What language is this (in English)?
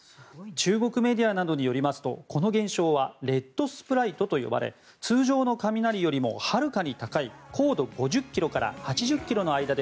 Japanese